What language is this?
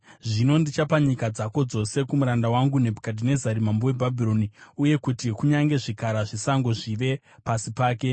Shona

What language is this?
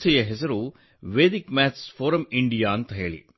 Kannada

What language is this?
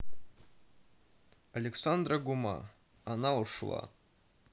Russian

